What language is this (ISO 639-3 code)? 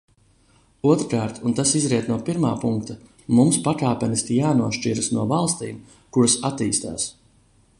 lav